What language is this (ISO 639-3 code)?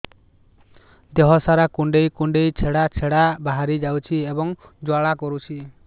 ori